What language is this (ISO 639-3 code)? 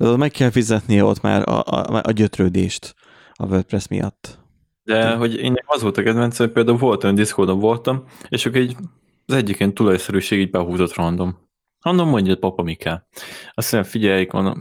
hun